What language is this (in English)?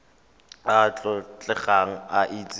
Tswana